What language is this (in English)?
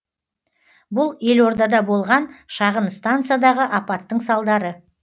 Kazakh